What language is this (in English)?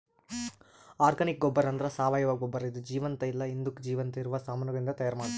Kannada